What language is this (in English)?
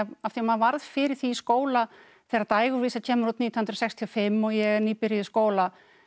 Icelandic